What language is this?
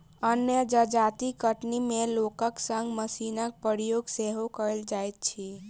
Maithili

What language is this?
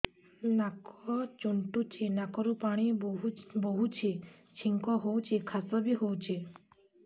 Odia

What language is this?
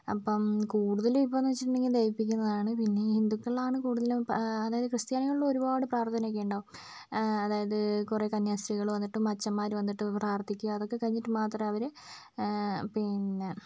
Malayalam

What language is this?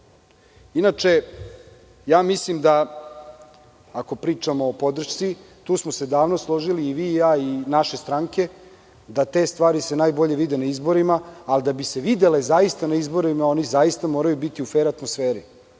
Serbian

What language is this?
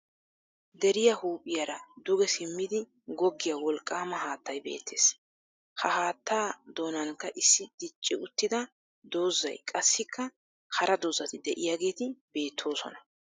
Wolaytta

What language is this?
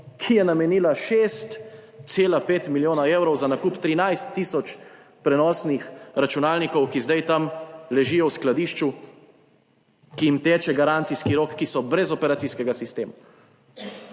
Slovenian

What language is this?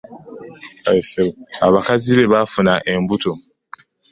Ganda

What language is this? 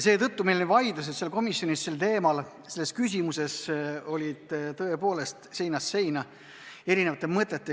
Estonian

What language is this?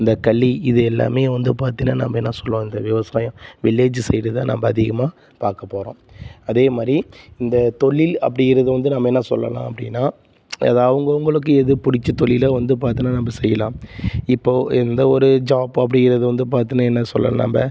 Tamil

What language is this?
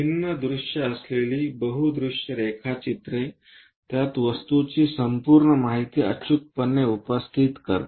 Marathi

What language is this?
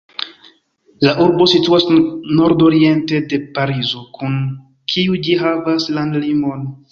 Esperanto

